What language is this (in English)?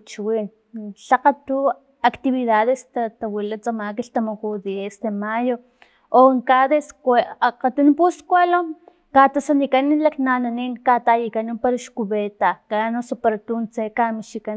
Filomena Mata-Coahuitlán Totonac